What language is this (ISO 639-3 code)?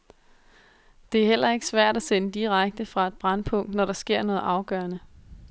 dan